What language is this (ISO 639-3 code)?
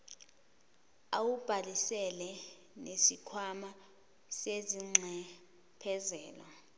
zul